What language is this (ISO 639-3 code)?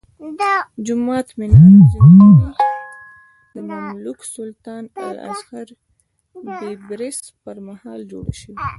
pus